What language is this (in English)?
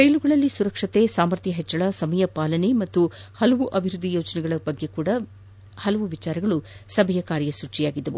Kannada